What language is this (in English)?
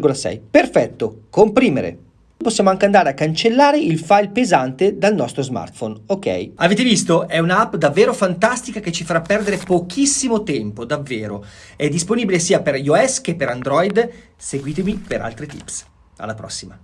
Italian